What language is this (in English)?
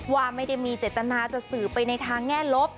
Thai